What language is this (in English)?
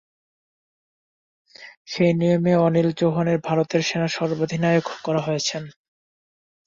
Bangla